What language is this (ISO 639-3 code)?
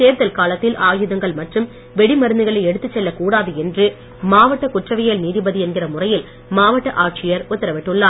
tam